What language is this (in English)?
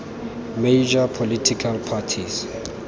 Tswana